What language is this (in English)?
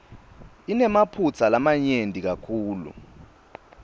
Swati